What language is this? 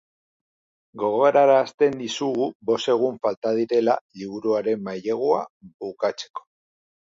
Basque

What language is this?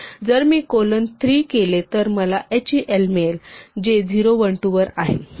Marathi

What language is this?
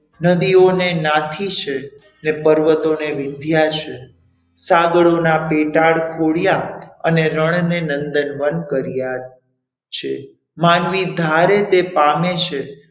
Gujarati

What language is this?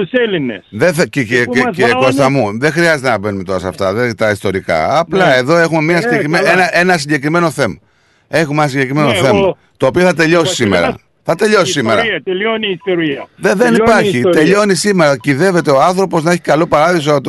Greek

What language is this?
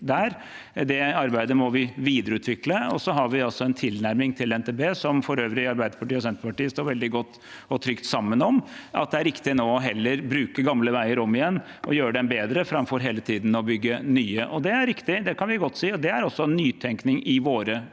Norwegian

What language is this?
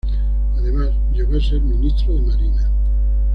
Spanish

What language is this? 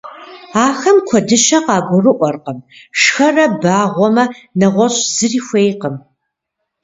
Kabardian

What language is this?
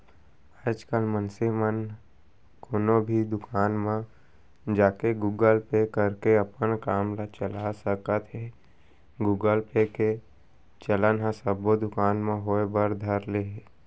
Chhattisgarhi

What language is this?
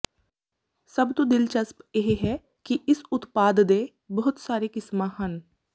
Punjabi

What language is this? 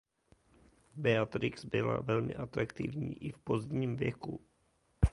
Czech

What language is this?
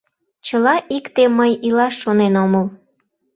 Mari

